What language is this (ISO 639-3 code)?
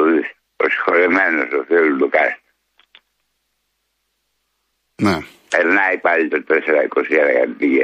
ell